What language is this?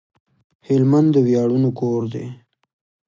Pashto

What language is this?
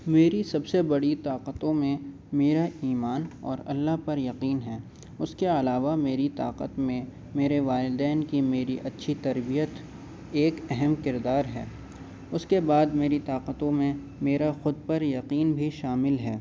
Urdu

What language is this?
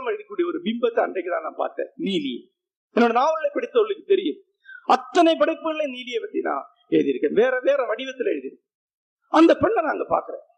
Tamil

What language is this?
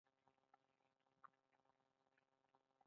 Pashto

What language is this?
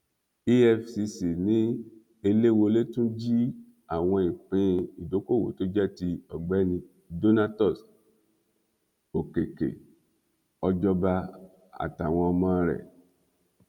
Yoruba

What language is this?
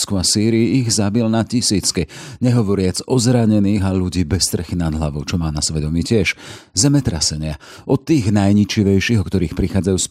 Slovak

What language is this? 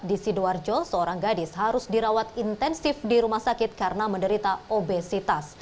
Indonesian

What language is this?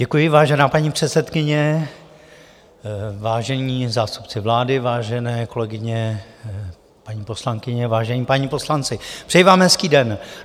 Czech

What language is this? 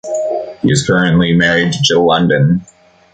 English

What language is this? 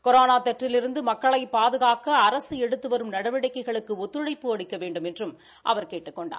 Tamil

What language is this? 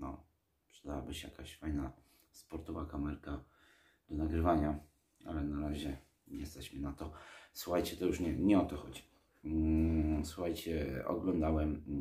Polish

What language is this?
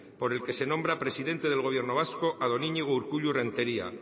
Spanish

